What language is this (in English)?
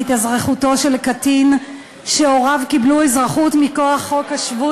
Hebrew